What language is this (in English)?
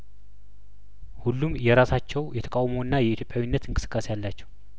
Amharic